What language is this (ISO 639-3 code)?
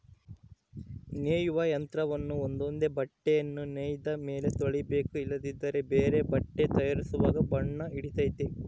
kan